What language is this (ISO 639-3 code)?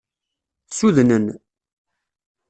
kab